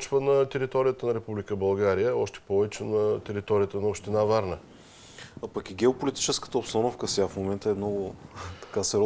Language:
Bulgarian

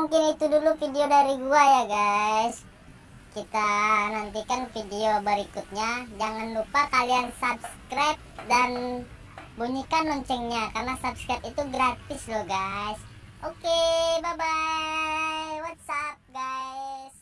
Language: Indonesian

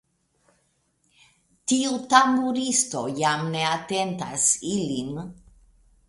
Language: Esperanto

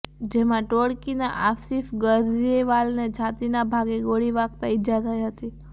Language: Gujarati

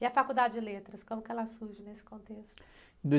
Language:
Portuguese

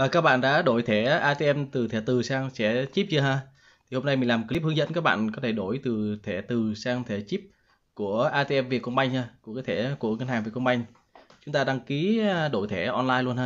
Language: Vietnamese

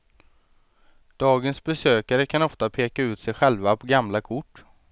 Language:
Swedish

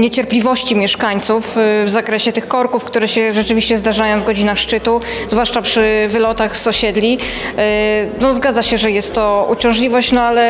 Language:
Polish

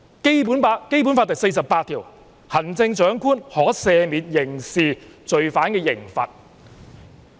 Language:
Cantonese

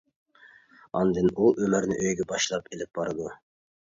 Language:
Uyghur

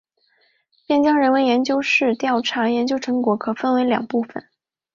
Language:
Chinese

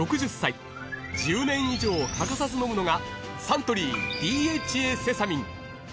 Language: Japanese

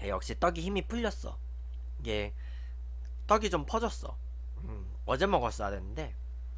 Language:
Korean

